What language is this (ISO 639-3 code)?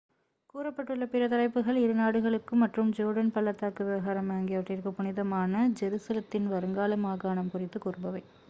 tam